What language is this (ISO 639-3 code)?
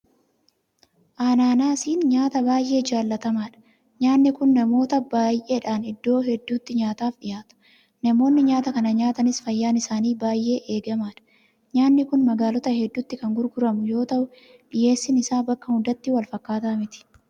orm